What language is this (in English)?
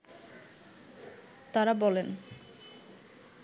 Bangla